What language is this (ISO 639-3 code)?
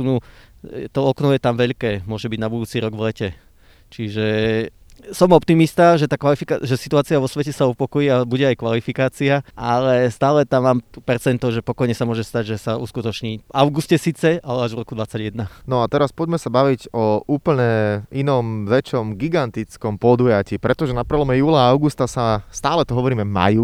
slk